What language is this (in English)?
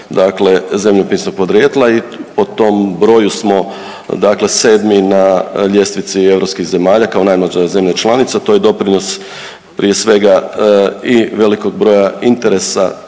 Croatian